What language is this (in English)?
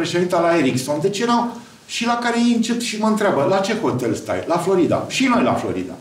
Romanian